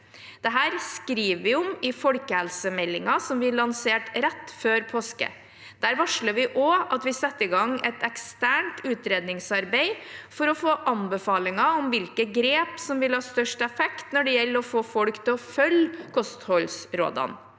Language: Norwegian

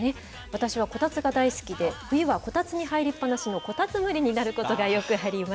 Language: Japanese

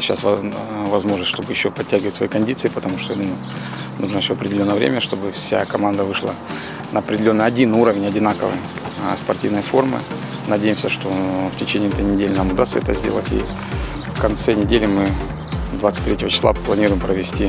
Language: Russian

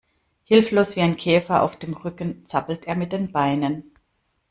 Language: German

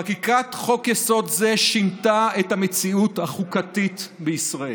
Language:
Hebrew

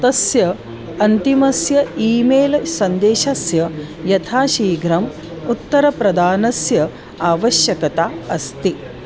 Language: Sanskrit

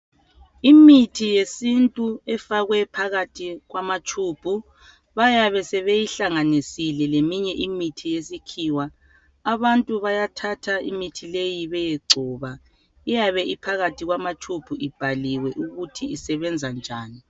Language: North Ndebele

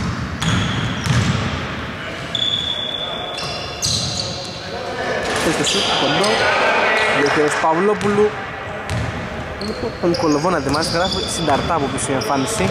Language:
Greek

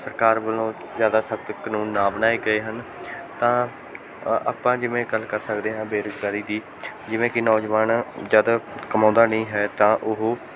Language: Punjabi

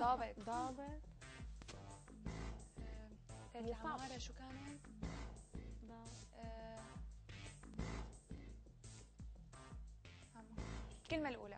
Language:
Arabic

